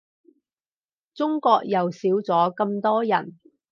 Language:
Cantonese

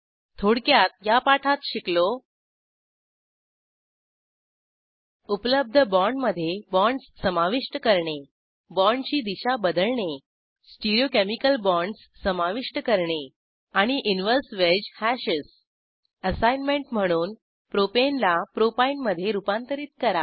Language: Marathi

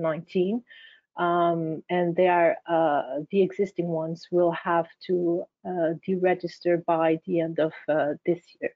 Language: English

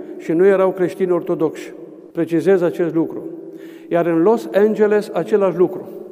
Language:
Romanian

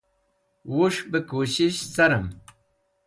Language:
Wakhi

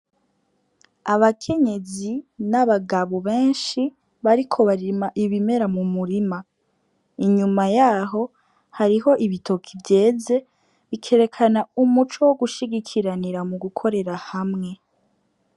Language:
Rundi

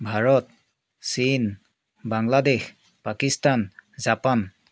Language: Assamese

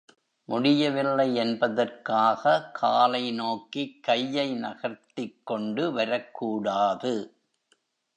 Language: Tamil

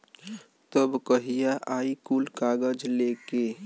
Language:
Bhojpuri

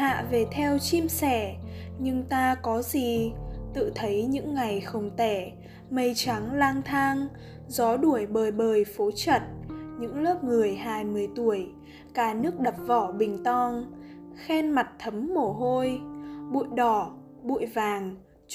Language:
Vietnamese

